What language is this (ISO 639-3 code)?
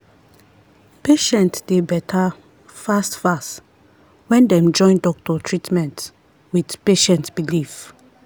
pcm